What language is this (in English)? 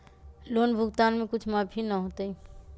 Magahi